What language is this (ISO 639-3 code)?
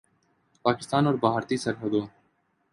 urd